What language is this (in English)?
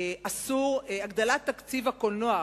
Hebrew